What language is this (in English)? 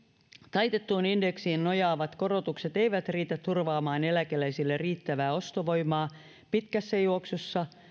Finnish